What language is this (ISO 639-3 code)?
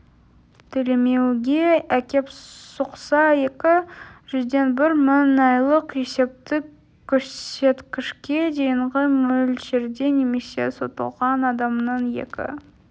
kaz